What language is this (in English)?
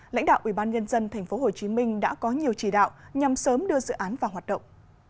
Vietnamese